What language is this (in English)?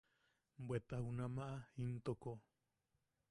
Yaqui